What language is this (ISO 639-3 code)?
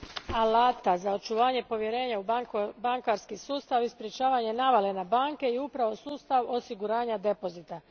hrv